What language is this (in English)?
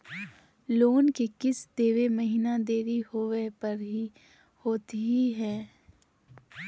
Magahi